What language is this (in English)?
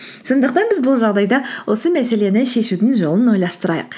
Kazakh